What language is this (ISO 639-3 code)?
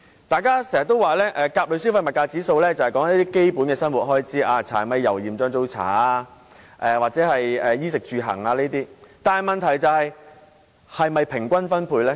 yue